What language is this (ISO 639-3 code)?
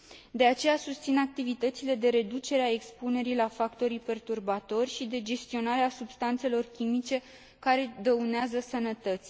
ron